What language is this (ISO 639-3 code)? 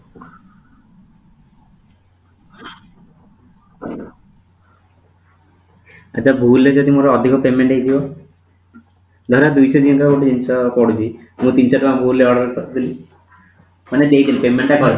ori